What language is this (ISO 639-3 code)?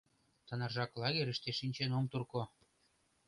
chm